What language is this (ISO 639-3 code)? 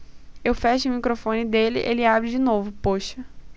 por